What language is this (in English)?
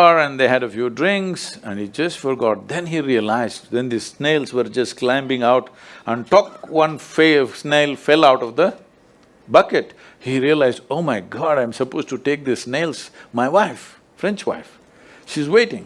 English